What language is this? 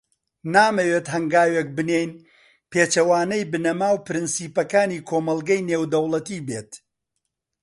Central Kurdish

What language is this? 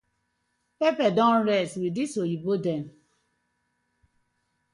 Nigerian Pidgin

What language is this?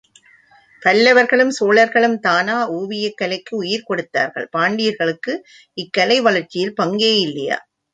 Tamil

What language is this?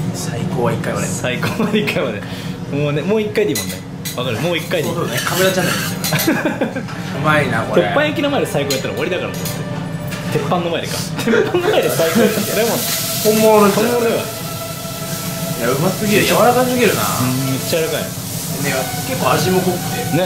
Japanese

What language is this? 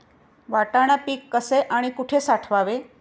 Marathi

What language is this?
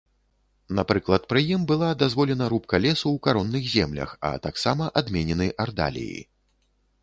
Belarusian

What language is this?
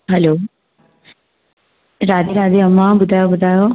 Sindhi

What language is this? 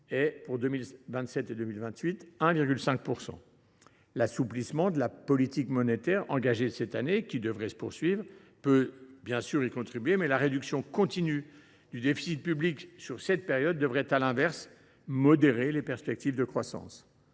French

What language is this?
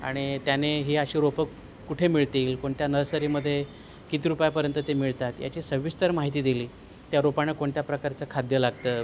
Marathi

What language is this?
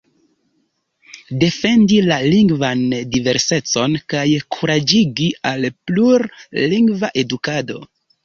Esperanto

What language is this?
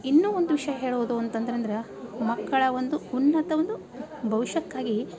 Kannada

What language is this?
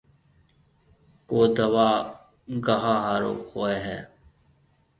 Marwari (Pakistan)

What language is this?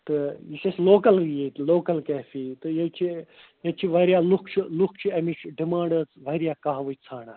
Kashmiri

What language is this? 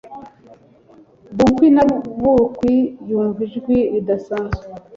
Kinyarwanda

